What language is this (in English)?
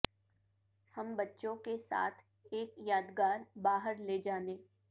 Urdu